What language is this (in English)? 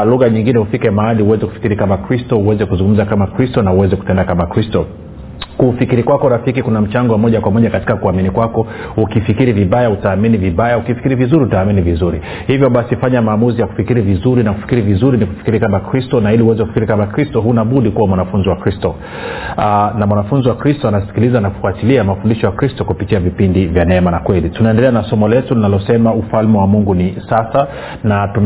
Swahili